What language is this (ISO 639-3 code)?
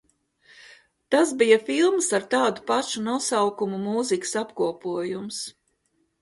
lav